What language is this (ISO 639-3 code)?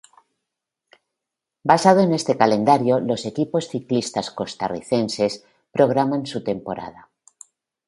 spa